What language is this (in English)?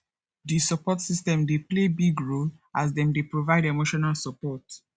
Nigerian Pidgin